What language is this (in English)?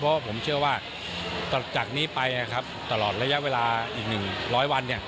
Thai